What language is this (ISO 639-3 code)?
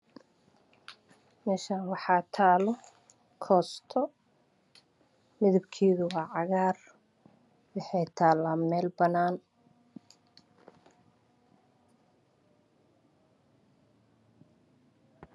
som